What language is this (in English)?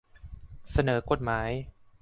Thai